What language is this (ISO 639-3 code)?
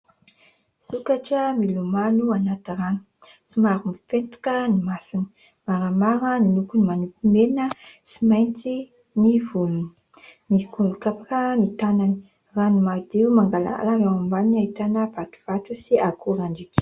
mlg